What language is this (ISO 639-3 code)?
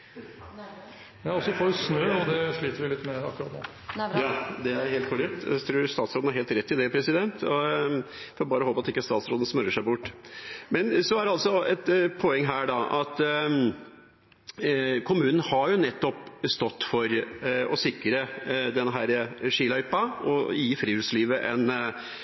nor